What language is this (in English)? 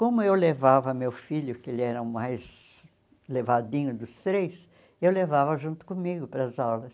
Portuguese